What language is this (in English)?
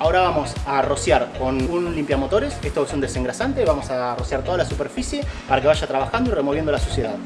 Spanish